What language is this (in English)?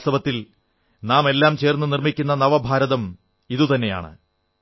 Malayalam